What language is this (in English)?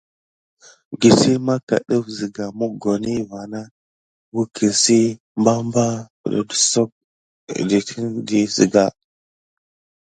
Gidar